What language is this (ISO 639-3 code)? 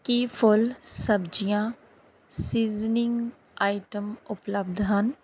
pan